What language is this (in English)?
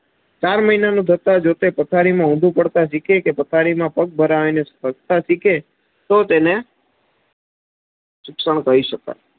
Gujarati